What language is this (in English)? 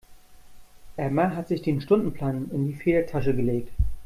German